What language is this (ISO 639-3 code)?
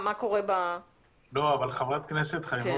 heb